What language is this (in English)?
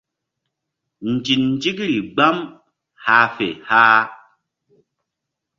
Mbum